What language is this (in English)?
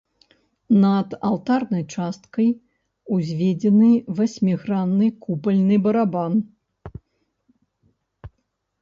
Belarusian